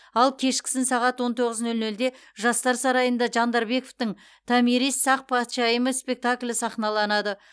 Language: Kazakh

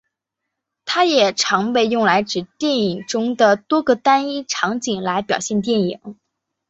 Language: Chinese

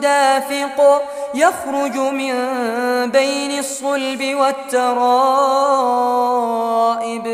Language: Arabic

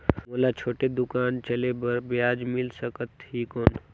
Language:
Chhattisgarhi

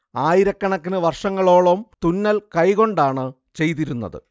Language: Malayalam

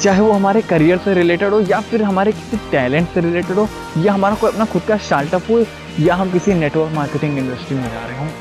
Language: Hindi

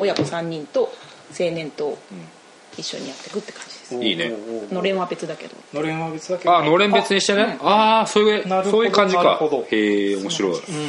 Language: Japanese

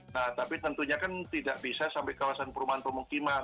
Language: Indonesian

